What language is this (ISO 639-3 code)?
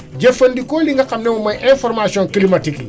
wol